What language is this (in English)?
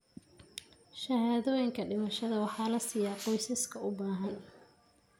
Somali